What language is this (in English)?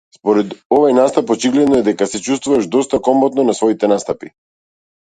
Macedonian